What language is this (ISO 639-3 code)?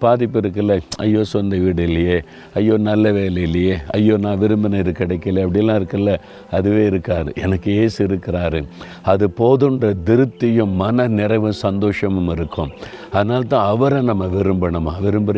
tam